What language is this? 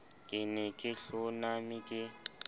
Southern Sotho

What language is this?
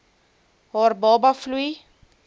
Afrikaans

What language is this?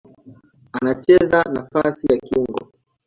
Swahili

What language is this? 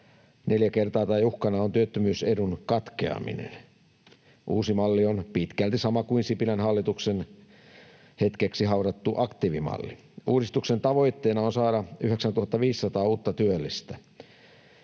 Finnish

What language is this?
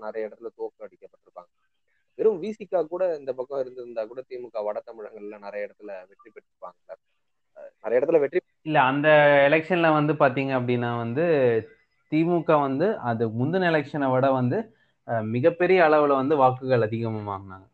Tamil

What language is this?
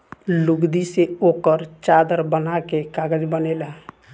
Bhojpuri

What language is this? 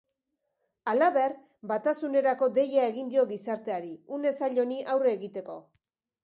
Basque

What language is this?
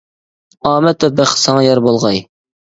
Uyghur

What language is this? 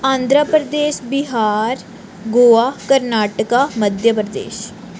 Dogri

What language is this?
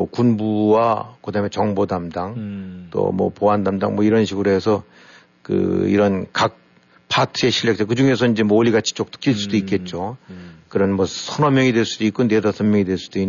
Korean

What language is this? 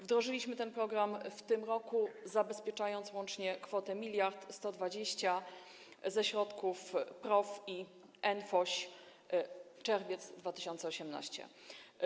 Polish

